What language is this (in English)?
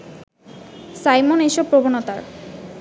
Bangla